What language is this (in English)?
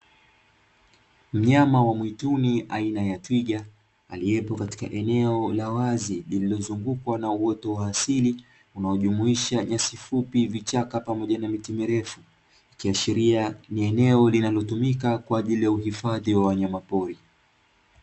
Swahili